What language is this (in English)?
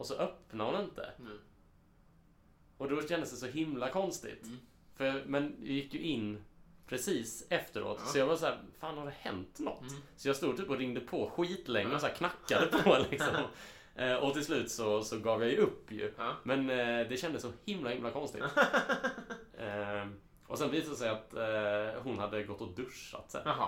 Swedish